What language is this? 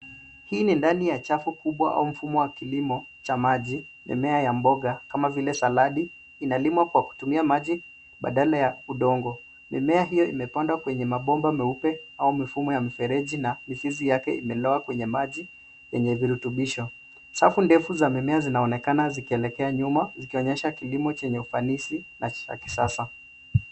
Swahili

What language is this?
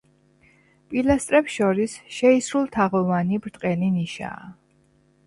Georgian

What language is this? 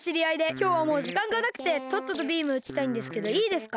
Japanese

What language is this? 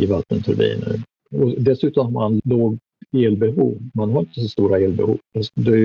Swedish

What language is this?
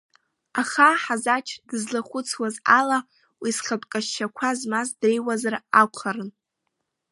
Abkhazian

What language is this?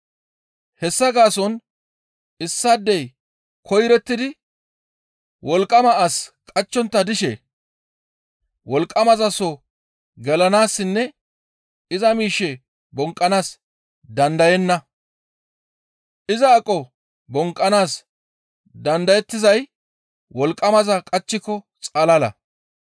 Gamo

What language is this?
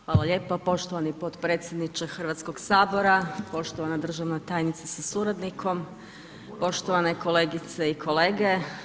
Croatian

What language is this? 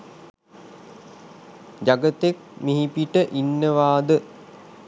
Sinhala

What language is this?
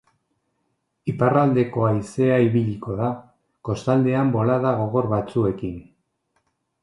Basque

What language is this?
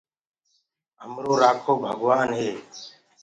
Gurgula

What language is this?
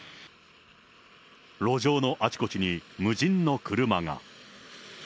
Japanese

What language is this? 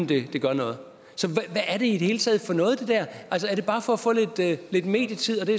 Danish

